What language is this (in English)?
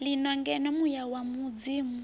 Venda